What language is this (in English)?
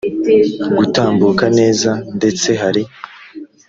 Kinyarwanda